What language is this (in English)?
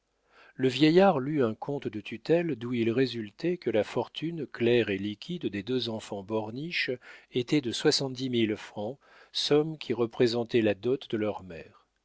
French